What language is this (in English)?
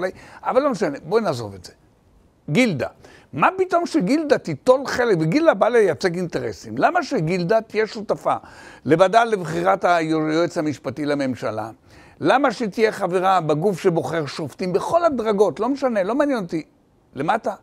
Hebrew